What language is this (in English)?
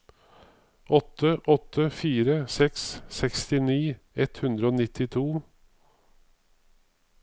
Norwegian